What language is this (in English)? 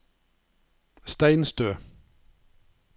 Norwegian